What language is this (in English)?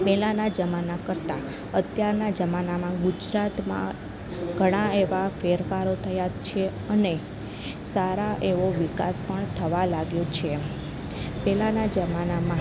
Gujarati